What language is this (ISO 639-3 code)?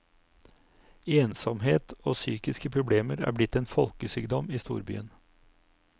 nor